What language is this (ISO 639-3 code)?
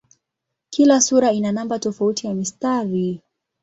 swa